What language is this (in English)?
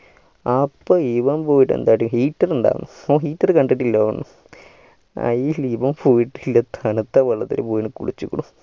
Malayalam